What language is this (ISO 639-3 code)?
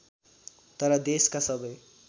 nep